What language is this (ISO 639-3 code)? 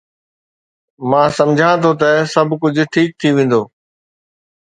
snd